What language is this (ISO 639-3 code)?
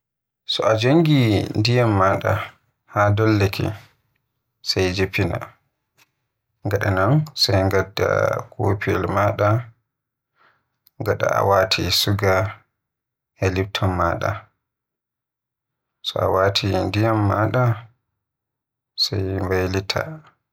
fuh